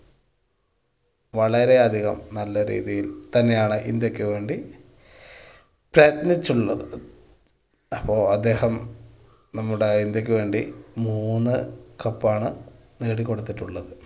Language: Malayalam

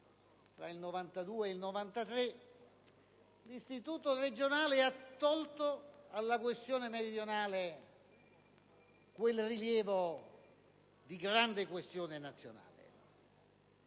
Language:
Italian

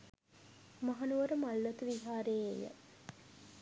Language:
Sinhala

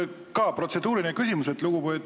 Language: Estonian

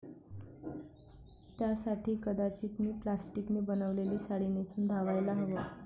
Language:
Marathi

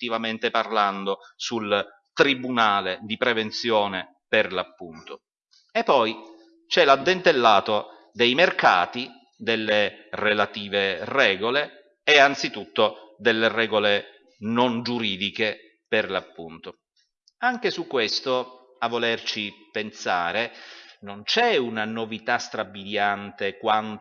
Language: Italian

